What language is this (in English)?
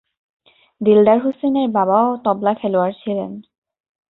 Bangla